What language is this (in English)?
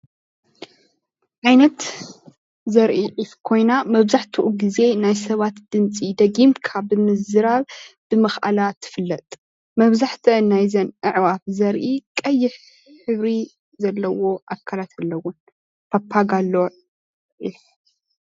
Tigrinya